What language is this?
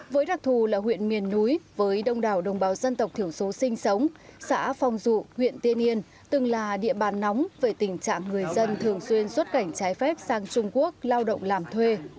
Vietnamese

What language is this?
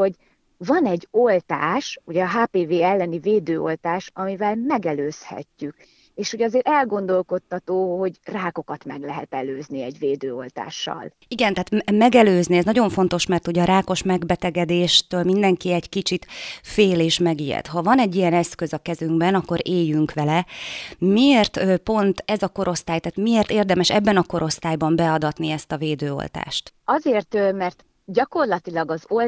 Hungarian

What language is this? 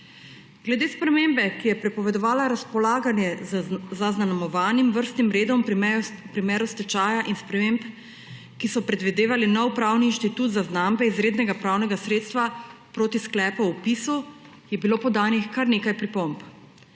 Slovenian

